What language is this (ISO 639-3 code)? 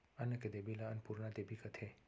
hne